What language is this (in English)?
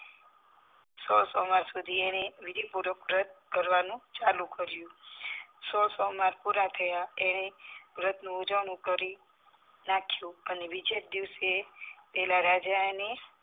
Gujarati